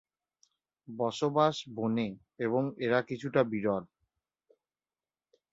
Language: Bangla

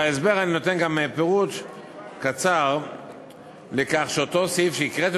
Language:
Hebrew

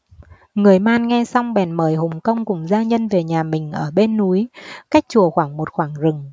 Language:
Vietnamese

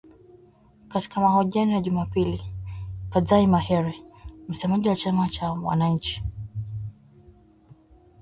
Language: Swahili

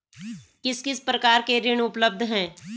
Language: Hindi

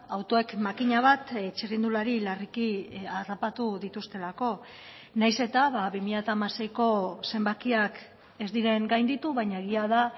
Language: Basque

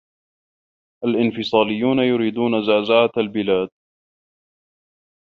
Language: Arabic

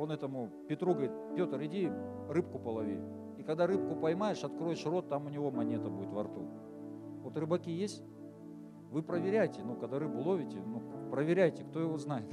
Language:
Russian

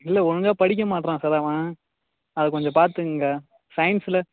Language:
Tamil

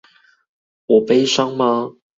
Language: Chinese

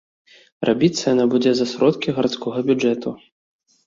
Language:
Belarusian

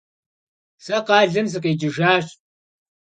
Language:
Kabardian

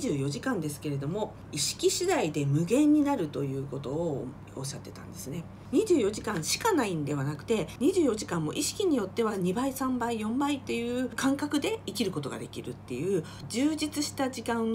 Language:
Japanese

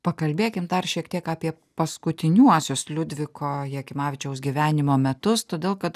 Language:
Lithuanian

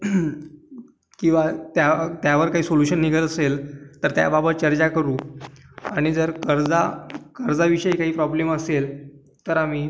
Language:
Marathi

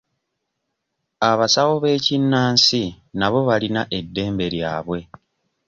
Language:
Ganda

